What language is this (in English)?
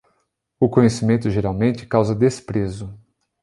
Portuguese